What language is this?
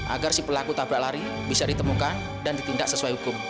Indonesian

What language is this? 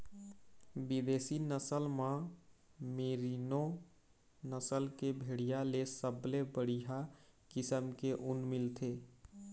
Chhattisgarhi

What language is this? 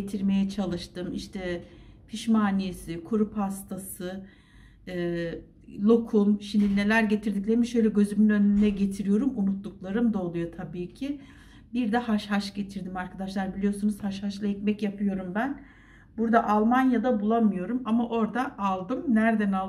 Turkish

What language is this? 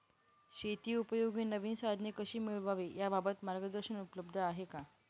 Marathi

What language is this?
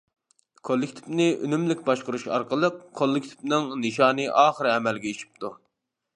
Uyghur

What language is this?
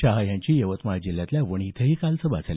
Marathi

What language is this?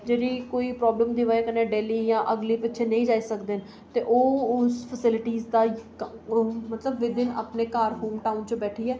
Dogri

